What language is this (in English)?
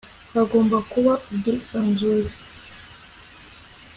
Kinyarwanda